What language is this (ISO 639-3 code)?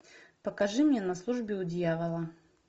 rus